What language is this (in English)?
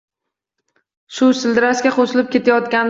Uzbek